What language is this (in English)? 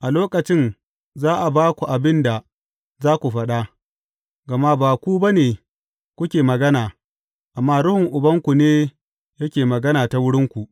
Hausa